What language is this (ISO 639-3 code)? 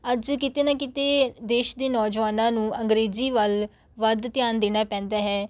pan